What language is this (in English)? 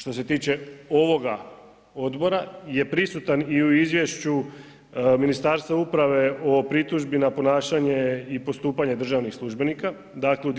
Croatian